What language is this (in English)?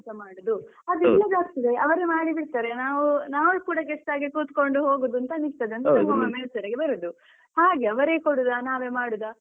Kannada